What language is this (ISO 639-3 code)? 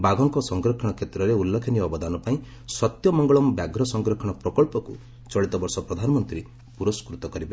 ori